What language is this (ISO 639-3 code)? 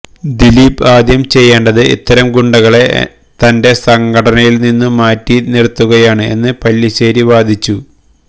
mal